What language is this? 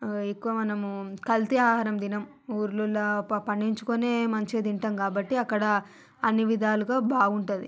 Telugu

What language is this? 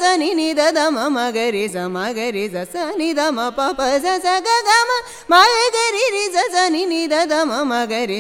Kannada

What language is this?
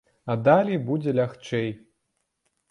Belarusian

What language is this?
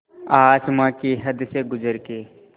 Hindi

